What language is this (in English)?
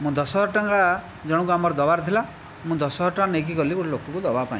Odia